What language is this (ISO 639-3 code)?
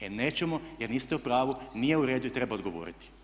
hrv